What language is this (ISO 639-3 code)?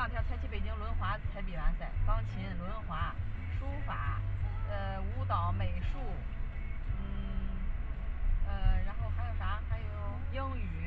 zho